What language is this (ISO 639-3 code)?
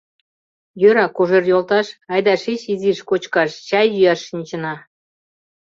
chm